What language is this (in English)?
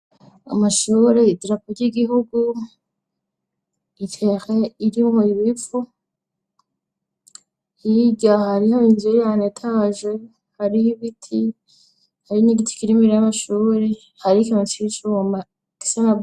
Rundi